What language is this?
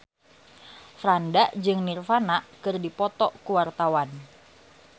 Sundanese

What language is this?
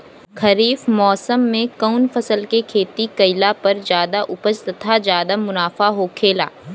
Bhojpuri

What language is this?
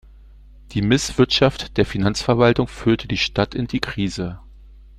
German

